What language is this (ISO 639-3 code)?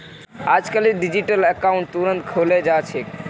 mag